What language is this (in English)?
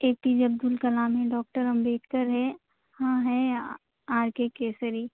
Urdu